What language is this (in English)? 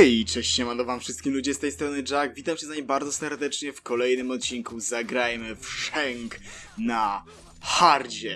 Polish